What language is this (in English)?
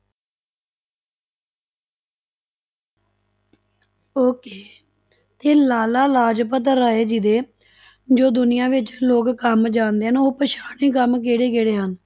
Punjabi